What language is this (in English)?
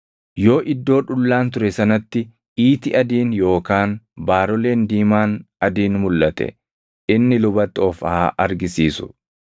Oromo